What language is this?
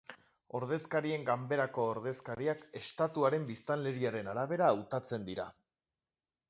Basque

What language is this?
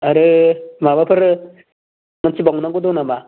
Bodo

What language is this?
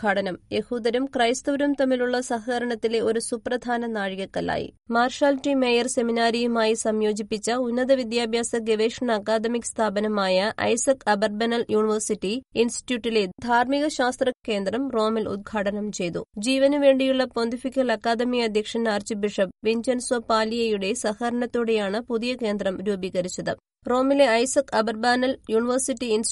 Malayalam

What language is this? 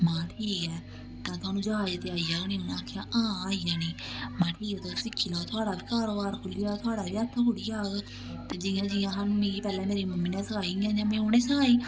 Dogri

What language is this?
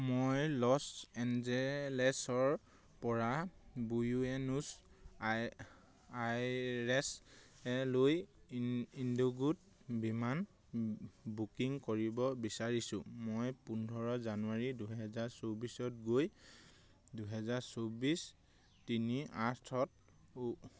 Assamese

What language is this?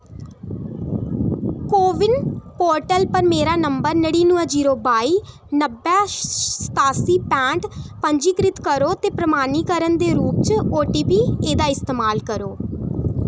Dogri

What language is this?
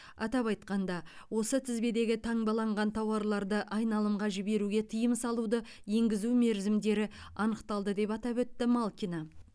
Kazakh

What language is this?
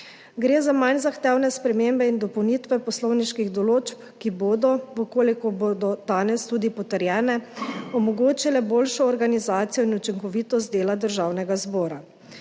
Slovenian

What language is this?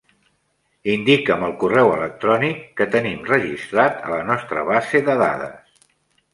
Catalan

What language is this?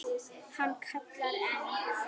Icelandic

